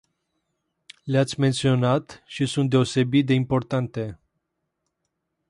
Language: Romanian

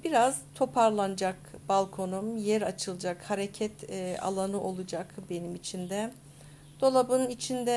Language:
Turkish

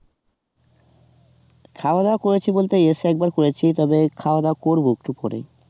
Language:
Bangla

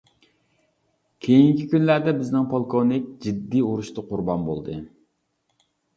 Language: Uyghur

